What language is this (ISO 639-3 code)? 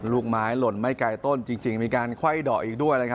tha